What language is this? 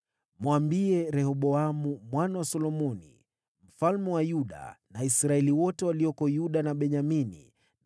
Swahili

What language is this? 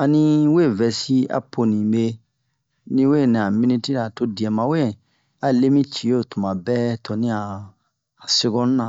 Bomu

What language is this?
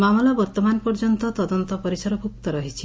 Odia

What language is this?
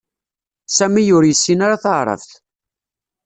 Kabyle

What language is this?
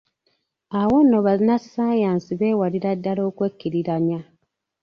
Ganda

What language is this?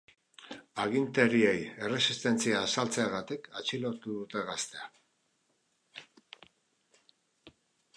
Basque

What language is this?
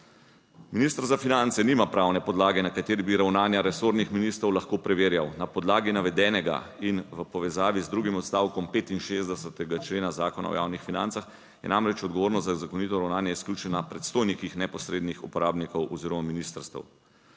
Slovenian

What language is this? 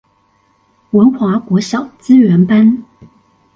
Chinese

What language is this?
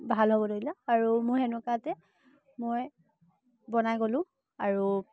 Assamese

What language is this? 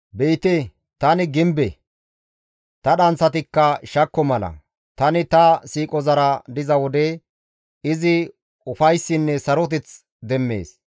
Gamo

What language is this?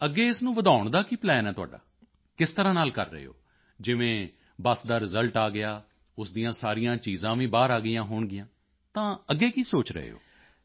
Punjabi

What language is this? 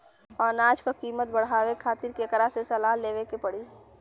Bhojpuri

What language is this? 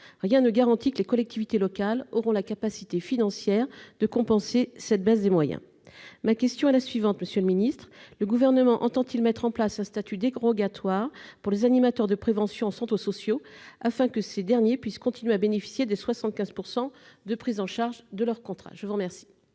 French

